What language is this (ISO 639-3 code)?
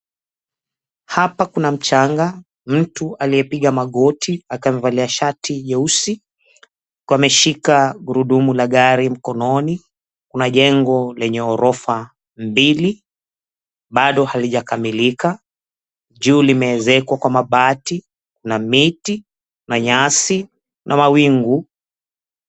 swa